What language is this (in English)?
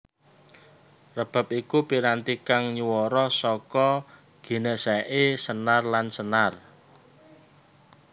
Javanese